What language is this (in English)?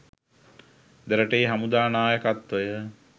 Sinhala